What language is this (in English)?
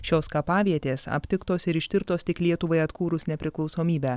Lithuanian